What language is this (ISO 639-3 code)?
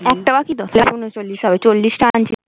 ben